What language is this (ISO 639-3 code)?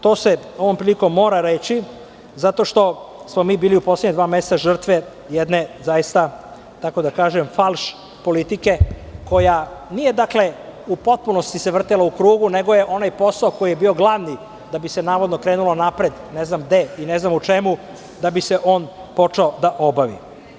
srp